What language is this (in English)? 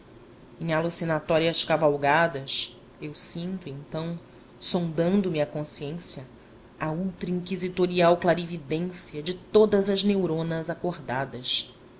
Portuguese